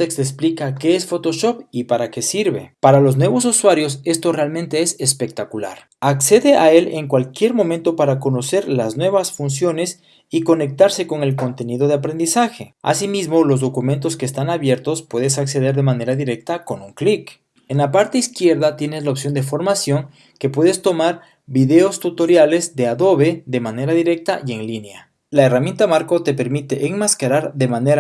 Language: Spanish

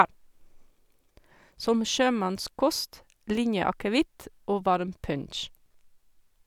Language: Norwegian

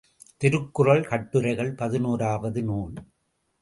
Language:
Tamil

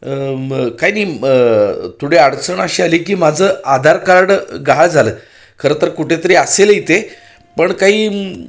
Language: Marathi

